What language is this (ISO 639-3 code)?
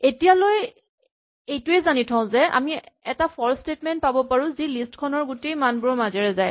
asm